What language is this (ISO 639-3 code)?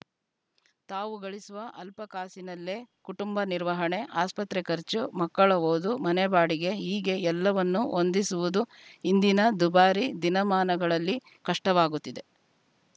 kan